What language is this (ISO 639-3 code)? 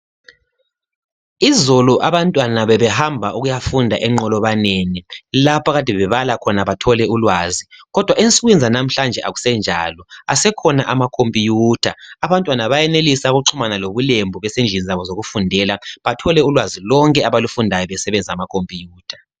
nde